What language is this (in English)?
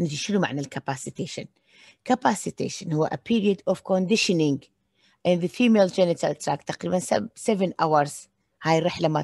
Arabic